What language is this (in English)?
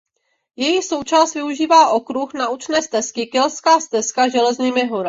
Czech